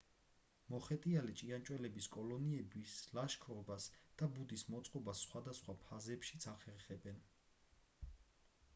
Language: Georgian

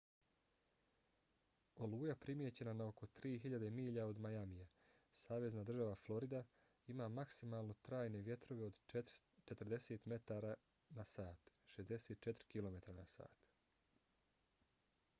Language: Bosnian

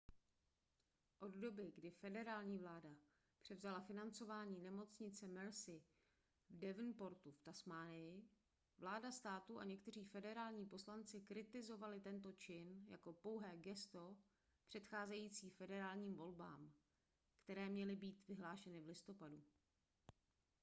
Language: Czech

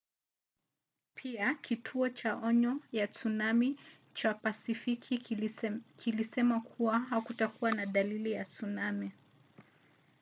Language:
Swahili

